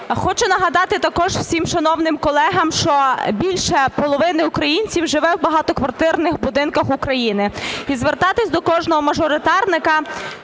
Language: Ukrainian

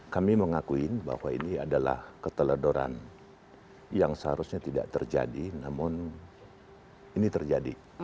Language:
Indonesian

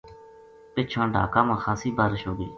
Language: Gujari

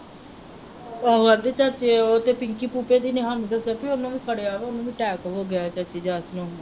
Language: Punjabi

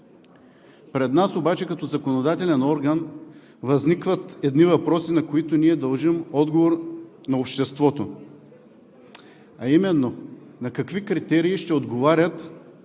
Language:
Bulgarian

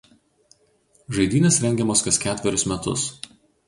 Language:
Lithuanian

